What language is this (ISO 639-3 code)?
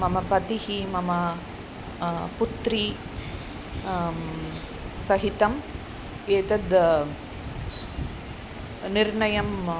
san